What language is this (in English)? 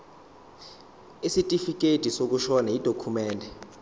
Zulu